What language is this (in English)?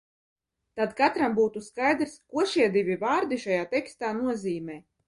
Latvian